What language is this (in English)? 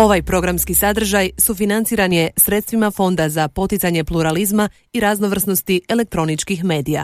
Croatian